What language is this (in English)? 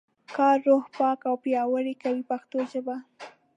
Pashto